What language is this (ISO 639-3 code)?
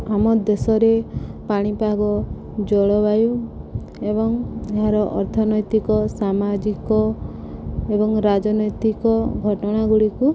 ori